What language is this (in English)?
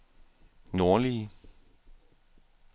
Danish